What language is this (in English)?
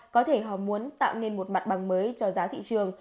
Vietnamese